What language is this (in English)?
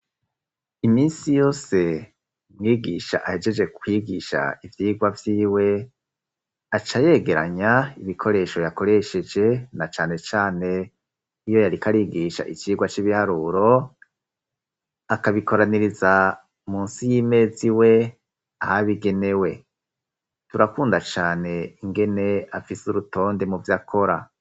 Rundi